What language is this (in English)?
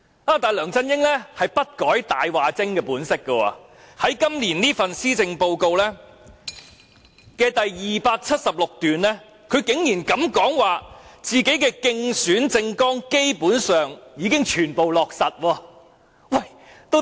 Cantonese